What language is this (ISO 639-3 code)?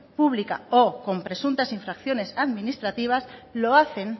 spa